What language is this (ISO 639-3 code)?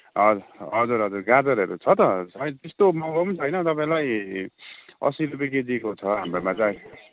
nep